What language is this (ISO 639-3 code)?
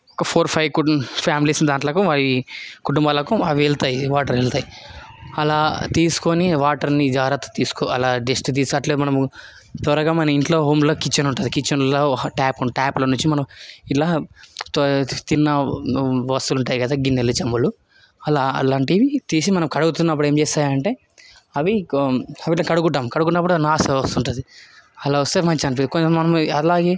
tel